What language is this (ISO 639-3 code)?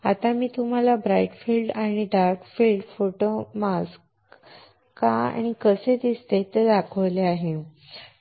mar